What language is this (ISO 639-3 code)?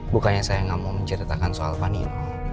ind